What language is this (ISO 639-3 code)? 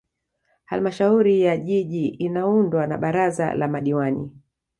swa